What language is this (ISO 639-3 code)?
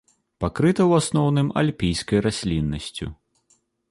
bel